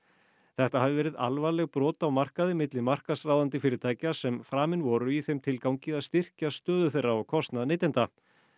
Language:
Icelandic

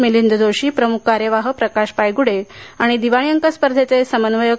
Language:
Marathi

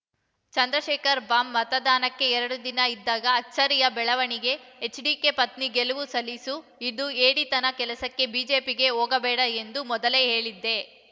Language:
Kannada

